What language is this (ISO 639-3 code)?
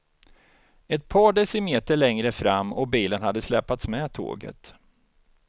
swe